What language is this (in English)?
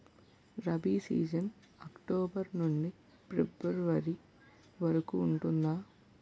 Telugu